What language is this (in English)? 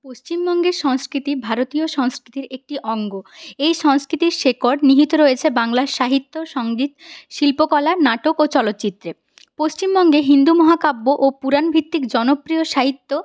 Bangla